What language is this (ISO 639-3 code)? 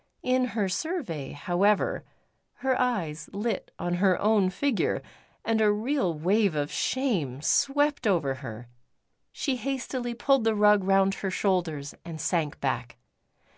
eng